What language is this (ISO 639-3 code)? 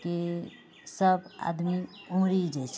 mai